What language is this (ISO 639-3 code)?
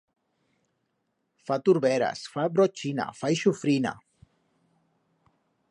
arg